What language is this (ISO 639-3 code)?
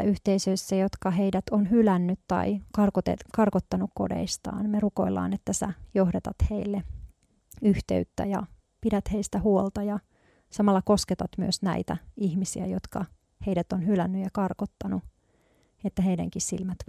fin